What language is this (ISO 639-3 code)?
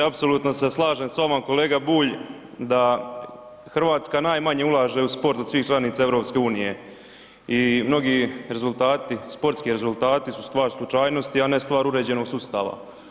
hrv